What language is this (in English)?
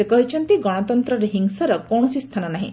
Odia